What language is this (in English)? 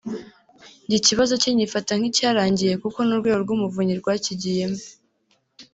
Kinyarwanda